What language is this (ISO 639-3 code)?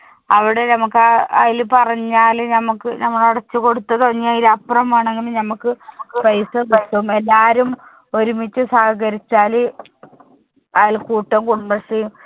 mal